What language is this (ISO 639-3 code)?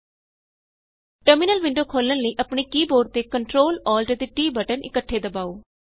pan